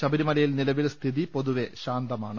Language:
Malayalam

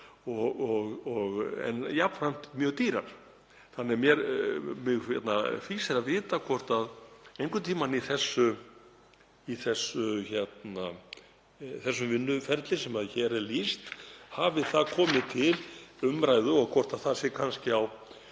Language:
Icelandic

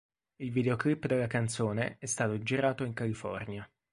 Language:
Italian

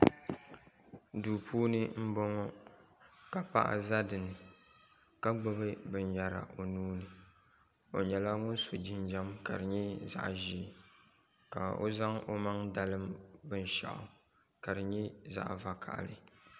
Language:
Dagbani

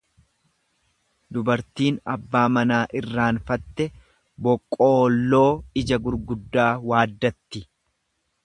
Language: Oromo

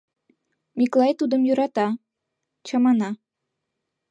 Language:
Mari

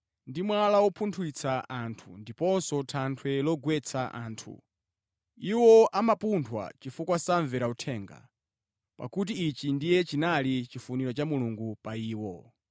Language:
Nyanja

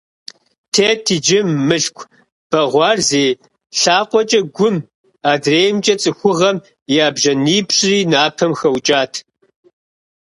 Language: Kabardian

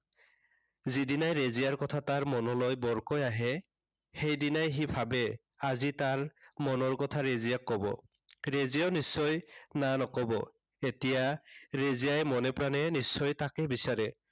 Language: Assamese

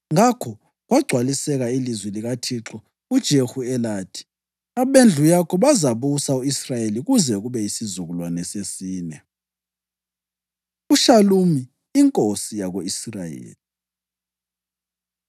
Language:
North Ndebele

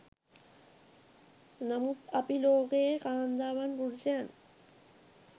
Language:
Sinhala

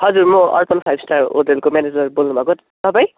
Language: Nepali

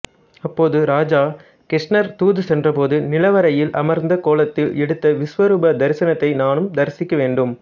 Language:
Tamil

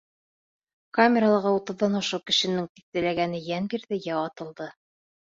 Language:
Bashkir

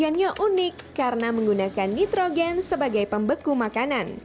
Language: Indonesian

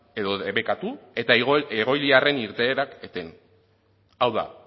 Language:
Basque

